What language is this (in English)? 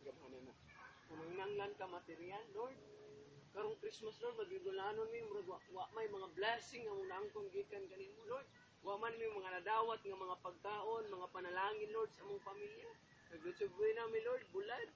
Filipino